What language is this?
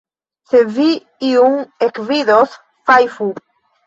Esperanto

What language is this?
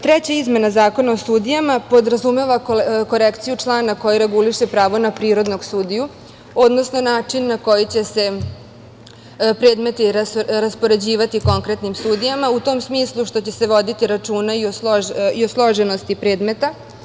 Serbian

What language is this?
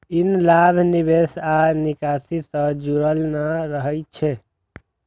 Maithili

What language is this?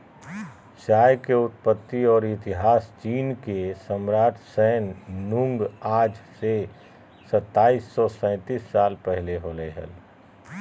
Magahi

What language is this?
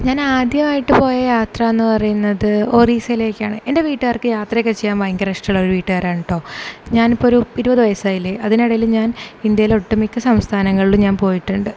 Malayalam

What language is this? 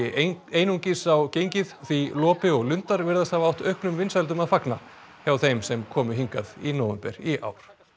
Icelandic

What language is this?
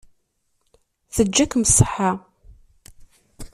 Kabyle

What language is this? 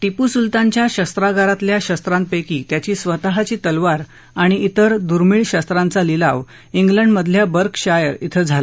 Marathi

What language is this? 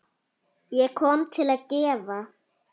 Icelandic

